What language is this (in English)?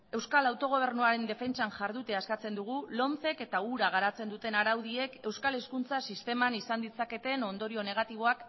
Basque